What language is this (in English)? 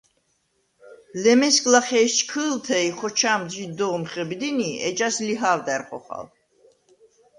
Svan